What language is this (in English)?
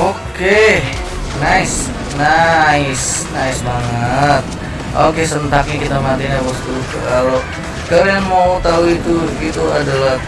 Indonesian